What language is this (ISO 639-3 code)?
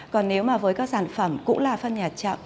vie